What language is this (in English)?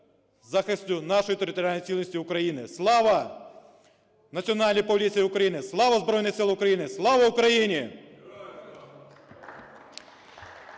Ukrainian